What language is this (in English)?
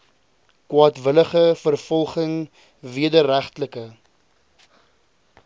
Afrikaans